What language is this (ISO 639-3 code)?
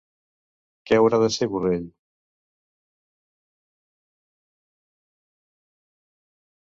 cat